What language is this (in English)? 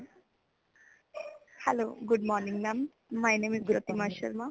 Punjabi